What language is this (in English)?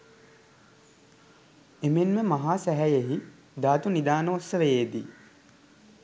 Sinhala